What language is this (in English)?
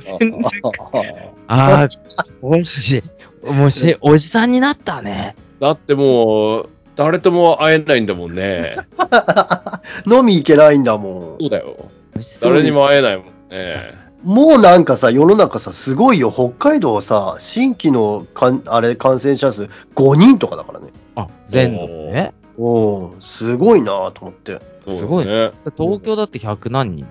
Japanese